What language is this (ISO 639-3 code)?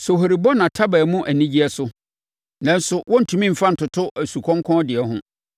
aka